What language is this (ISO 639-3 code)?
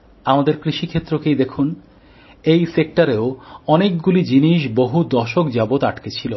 ben